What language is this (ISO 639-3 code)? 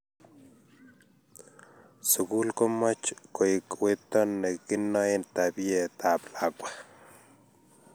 kln